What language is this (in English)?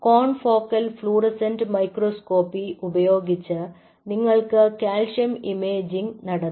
Malayalam